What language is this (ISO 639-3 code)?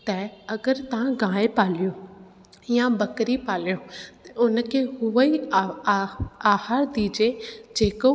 snd